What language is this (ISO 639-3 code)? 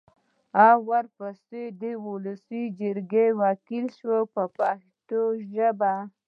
pus